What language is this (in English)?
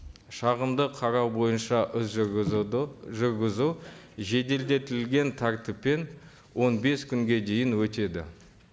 Kazakh